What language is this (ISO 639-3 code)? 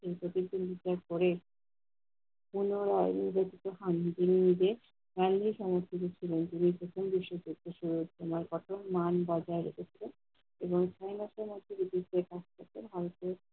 ben